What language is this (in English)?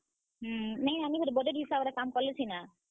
Odia